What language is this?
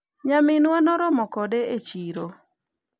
Luo (Kenya and Tanzania)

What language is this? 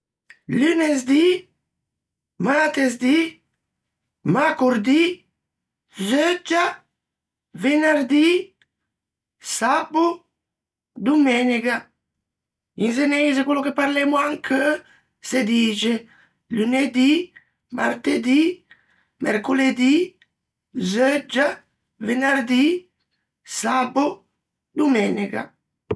Ligurian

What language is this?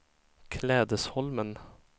Swedish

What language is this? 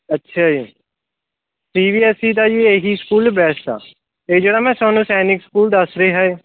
Punjabi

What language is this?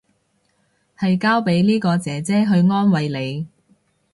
Cantonese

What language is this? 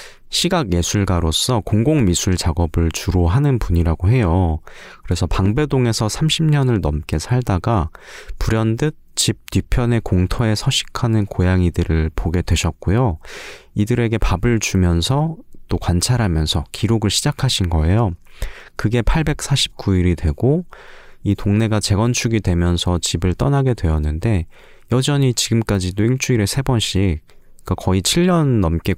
Korean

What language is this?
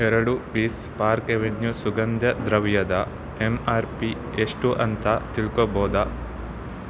Kannada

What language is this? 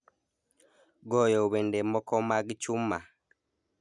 Luo (Kenya and Tanzania)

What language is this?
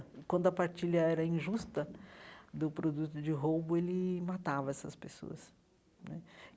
Portuguese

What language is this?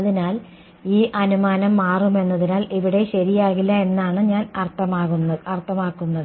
Malayalam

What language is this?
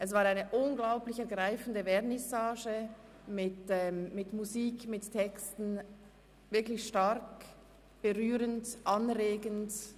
Swiss German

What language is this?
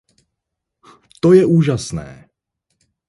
Czech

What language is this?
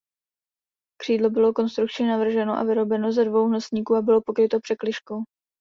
Czech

